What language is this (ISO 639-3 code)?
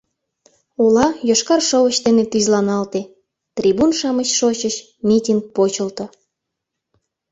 chm